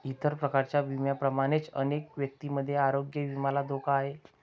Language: Marathi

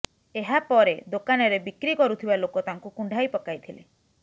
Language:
Odia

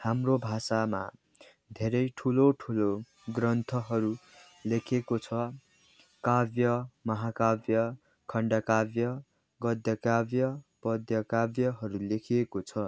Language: Nepali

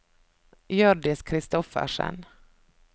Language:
Norwegian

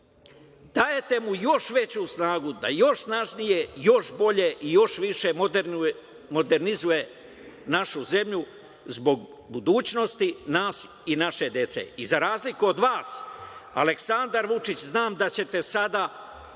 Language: Serbian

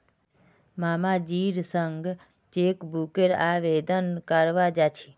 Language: Magahi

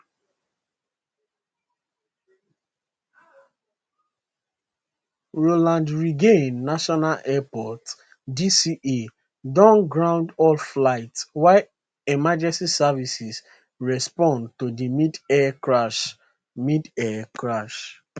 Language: Nigerian Pidgin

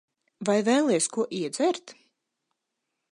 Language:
Latvian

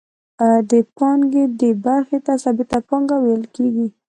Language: Pashto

